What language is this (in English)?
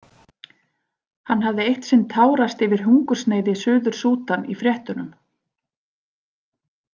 Icelandic